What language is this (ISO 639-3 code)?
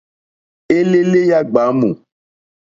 bri